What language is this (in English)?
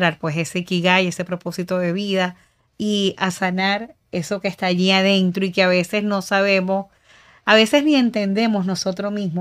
Spanish